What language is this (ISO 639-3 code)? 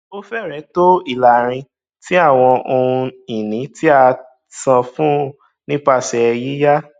yor